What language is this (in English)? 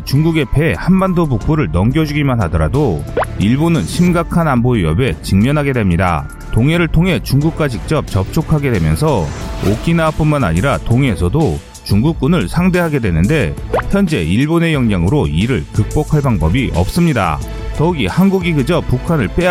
Korean